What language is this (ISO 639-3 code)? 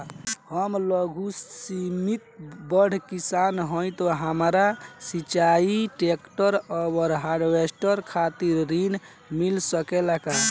bho